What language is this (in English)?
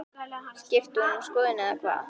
Icelandic